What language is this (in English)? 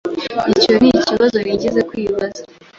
Kinyarwanda